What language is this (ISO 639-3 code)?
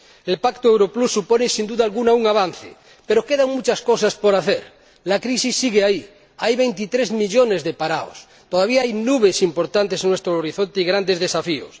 spa